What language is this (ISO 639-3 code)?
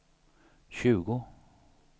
swe